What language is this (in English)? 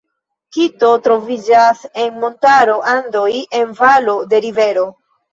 Esperanto